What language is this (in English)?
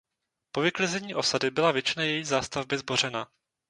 Czech